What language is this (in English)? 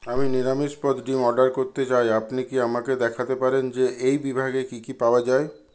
Bangla